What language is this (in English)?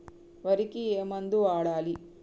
Telugu